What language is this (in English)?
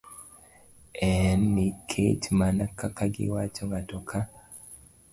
Luo (Kenya and Tanzania)